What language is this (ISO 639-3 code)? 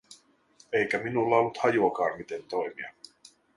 fin